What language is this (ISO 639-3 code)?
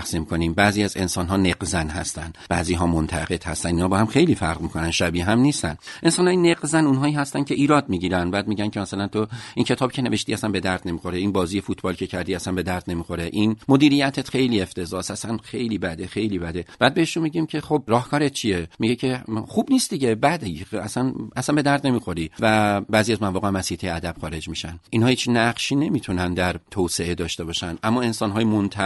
fas